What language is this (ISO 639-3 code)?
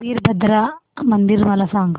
mar